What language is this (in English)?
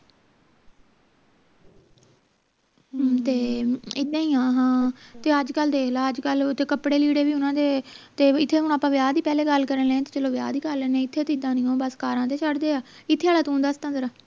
Punjabi